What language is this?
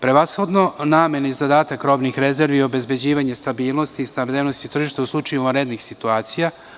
Serbian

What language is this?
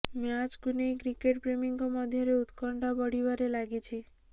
Odia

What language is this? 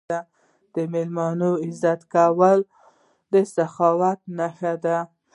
Pashto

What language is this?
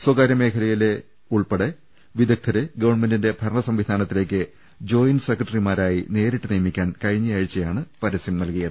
Malayalam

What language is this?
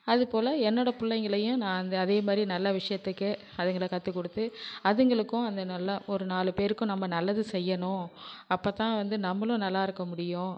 Tamil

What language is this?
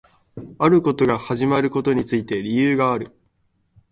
Japanese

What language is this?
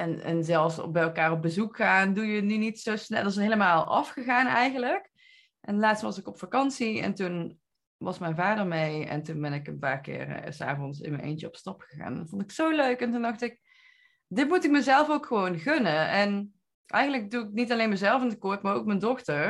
Dutch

